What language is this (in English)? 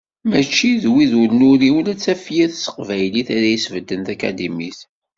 Kabyle